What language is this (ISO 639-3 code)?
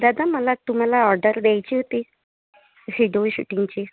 mar